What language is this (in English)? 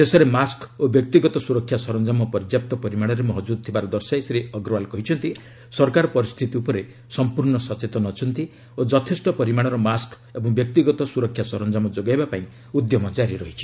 Odia